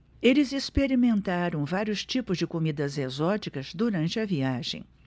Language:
Portuguese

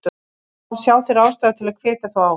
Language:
Icelandic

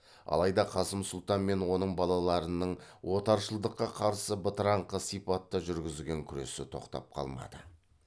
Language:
Kazakh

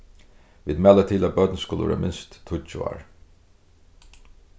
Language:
Faroese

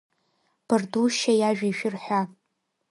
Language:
Abkhazian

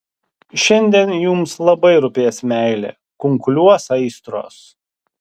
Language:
Lithuanian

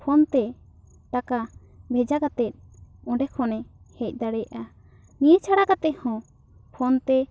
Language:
Santali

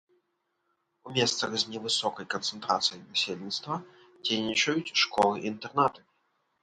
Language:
Belarusian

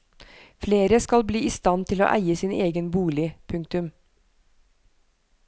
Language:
Norwegian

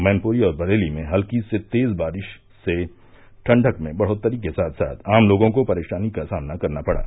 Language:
Hindi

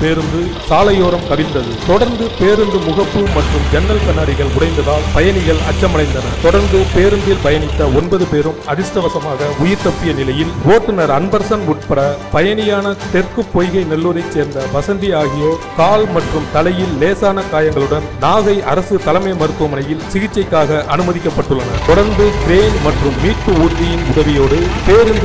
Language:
Romanian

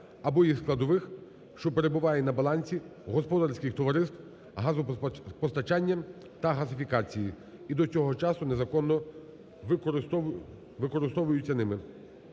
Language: Ukrainian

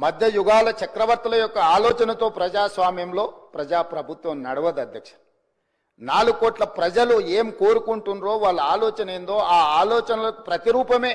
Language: Telugu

